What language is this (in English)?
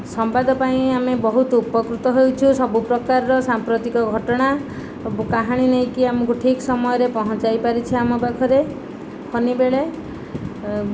Odia